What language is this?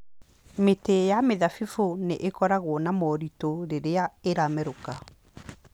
Kikuyu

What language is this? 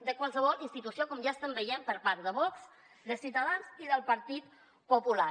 Catalan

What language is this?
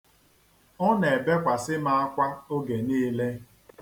Igbo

